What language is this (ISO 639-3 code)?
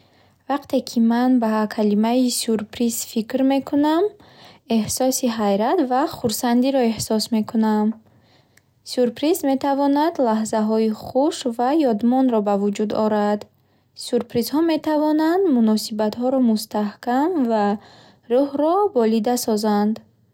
bhh